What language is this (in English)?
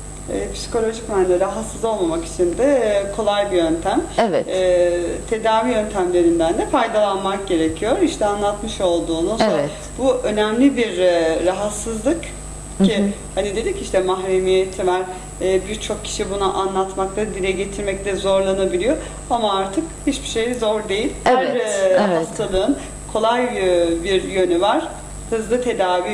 Turkish